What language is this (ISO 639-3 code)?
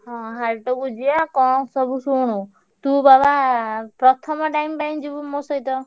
ori